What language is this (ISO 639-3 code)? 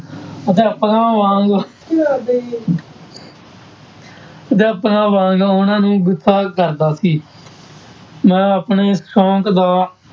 pan